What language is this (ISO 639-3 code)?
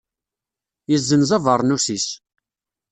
kab